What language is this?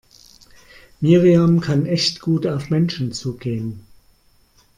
German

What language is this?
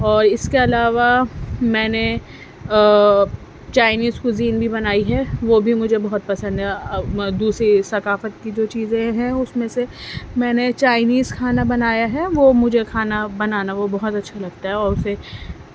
Urdu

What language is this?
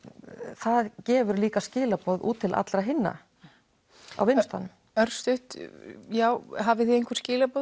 Icelandic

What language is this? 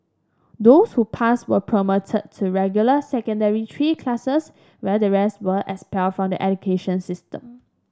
English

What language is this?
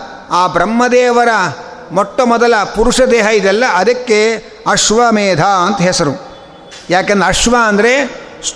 Kannada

